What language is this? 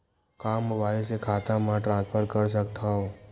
Chhattisgarhi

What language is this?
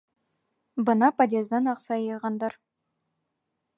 Bashkir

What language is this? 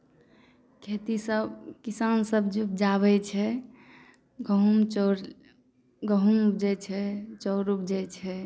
Maithili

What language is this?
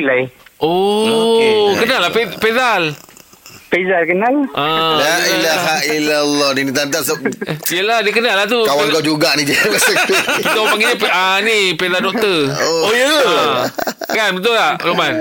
Malay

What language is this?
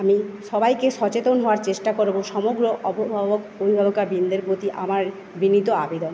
Bangla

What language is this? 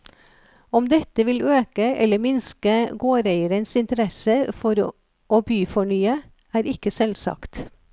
Norwegian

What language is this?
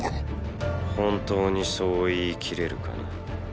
Japanese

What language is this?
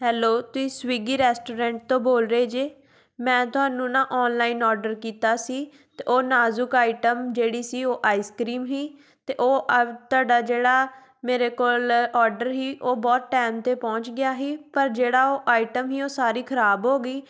Punjabi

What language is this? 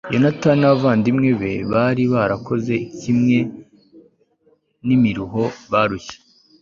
Kinyarwanda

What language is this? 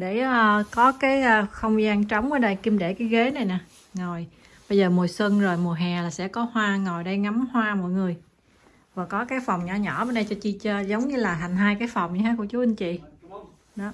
Vietnamese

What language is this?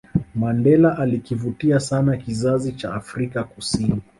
Swahili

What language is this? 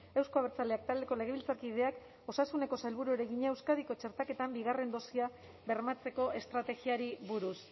Basque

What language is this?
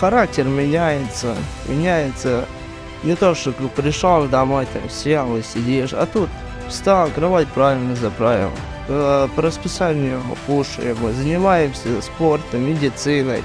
Russian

